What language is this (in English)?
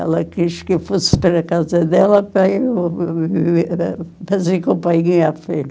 Portuguese